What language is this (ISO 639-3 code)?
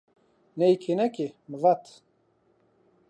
zza